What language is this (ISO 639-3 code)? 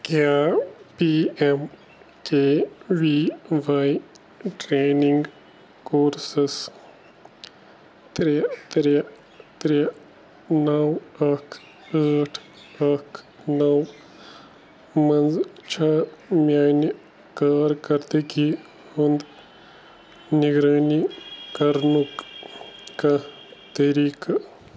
kas